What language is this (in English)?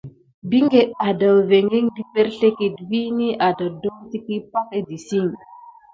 Gidar